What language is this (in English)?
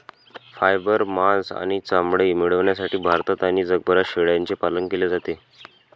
Marathi